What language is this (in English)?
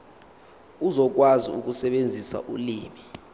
Zulu